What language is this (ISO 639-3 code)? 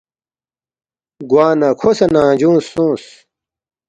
bft